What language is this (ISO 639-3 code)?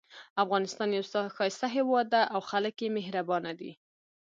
pus